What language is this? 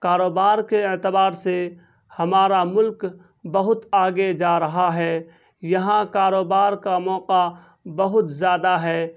Urdu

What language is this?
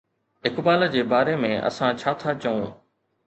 Sindhi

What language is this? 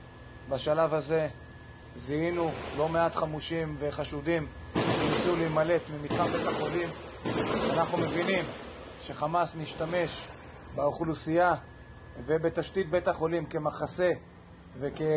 Hebrew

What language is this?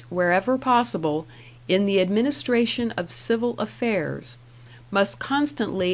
English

